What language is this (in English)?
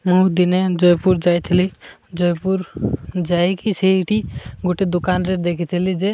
Odia